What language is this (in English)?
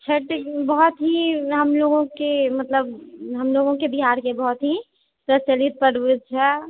Maithili